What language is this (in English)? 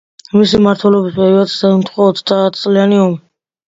Georgian